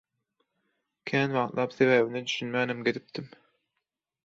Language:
Turkmen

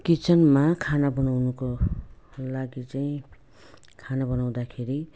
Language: Nepali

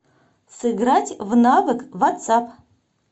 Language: Russian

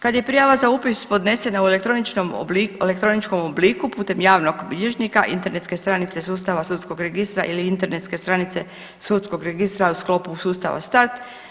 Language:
Croatian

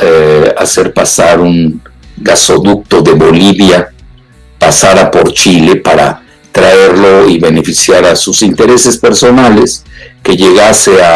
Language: Spanish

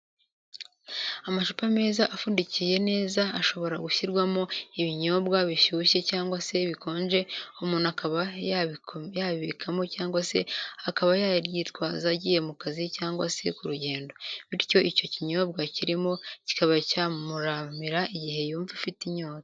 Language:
Kinyarwanda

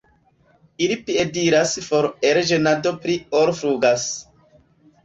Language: Esperanto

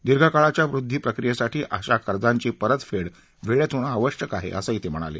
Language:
Marathi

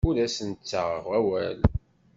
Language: Kabyle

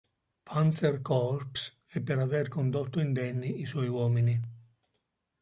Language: Italian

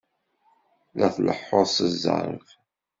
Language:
Kabyle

